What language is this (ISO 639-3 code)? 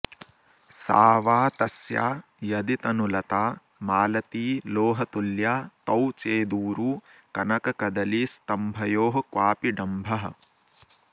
san